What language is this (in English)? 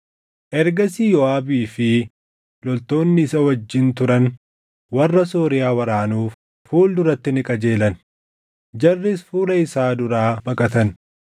Oromo